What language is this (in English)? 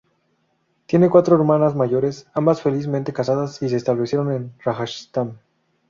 Spanish